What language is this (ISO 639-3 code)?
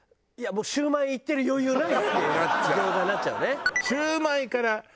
jpn